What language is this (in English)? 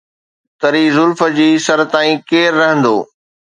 Sindhi